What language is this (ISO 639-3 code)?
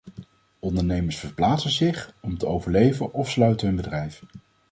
nld